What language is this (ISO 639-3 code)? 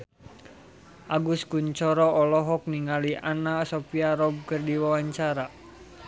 sun